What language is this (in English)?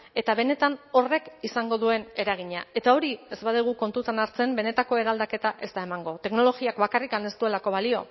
Basque